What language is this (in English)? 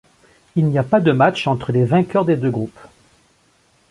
French